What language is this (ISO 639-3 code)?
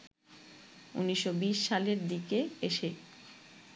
ben